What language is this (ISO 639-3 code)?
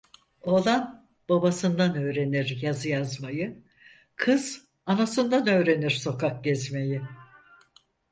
tur